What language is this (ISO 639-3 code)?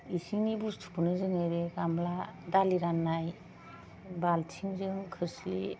brx